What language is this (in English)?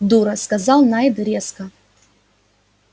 Russian